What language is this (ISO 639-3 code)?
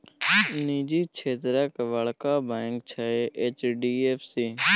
mai